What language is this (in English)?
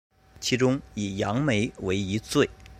Chinese